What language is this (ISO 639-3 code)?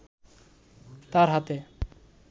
ben